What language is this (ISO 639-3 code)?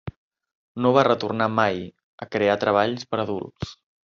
cat